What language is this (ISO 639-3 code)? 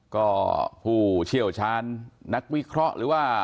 tha